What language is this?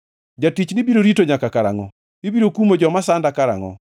Luo (Kenya and Tanzania)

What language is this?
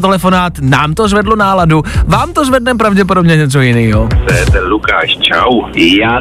Czech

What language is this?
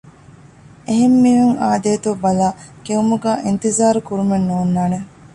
Divehi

